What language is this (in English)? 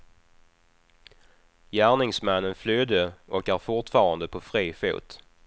Swedish